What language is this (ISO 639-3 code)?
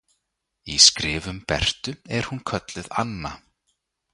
isl